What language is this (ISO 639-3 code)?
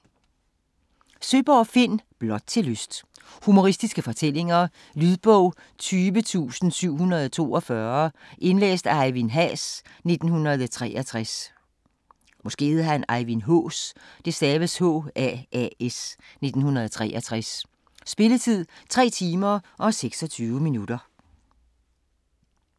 dan